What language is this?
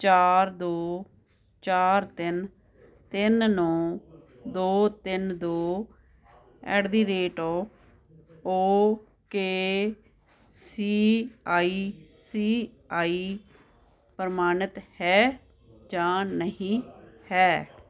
Punjabi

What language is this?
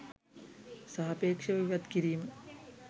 Sinhala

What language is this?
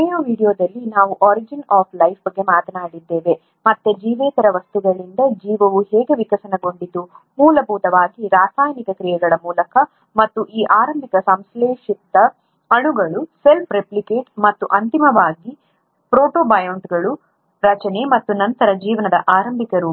Kannada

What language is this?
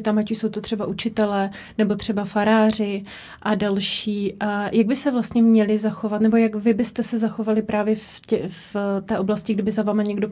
Czech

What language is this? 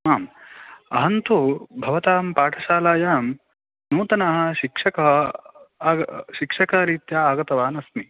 Sanskrit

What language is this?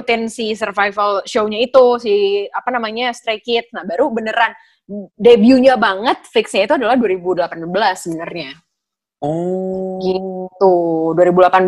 Indonesian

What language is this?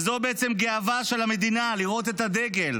Hebrew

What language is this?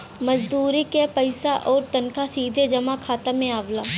Bhojpuri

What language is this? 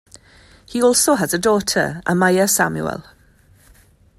English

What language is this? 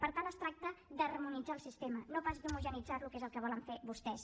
Catalan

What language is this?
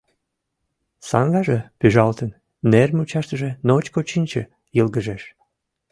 Mari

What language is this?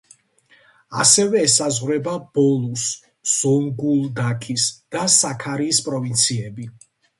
Georgian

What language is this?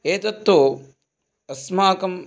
Sanskrit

